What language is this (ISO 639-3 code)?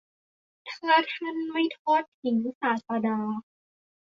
tha